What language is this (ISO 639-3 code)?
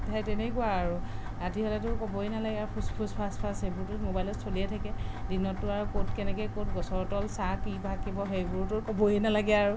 asm